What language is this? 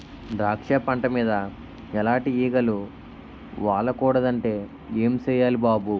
Telugu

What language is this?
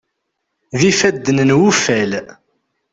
Kabyle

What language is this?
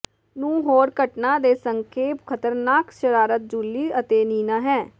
Punjabi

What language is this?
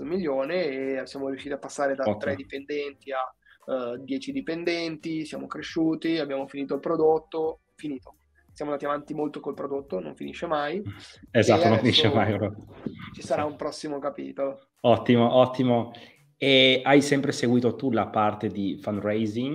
Italian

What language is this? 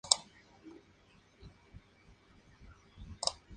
Spanish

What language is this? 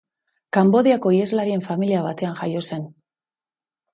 Basque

